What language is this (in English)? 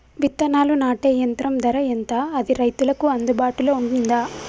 Telugu